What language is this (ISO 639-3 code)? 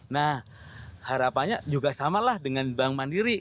ind